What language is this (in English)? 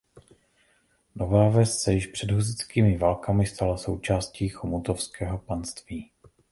Czech